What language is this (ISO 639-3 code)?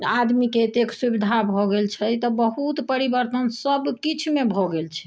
mai